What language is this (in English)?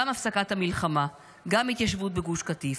Hebrew